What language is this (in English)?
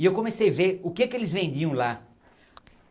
Portuguese